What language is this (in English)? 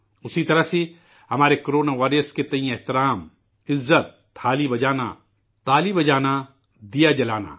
Urdu